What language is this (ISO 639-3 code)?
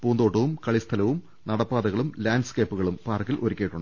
mal